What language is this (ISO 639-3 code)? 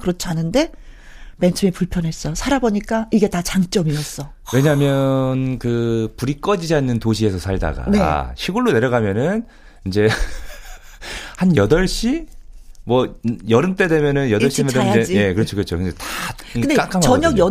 kor